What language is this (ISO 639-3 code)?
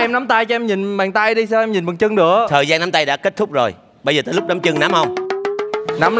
vie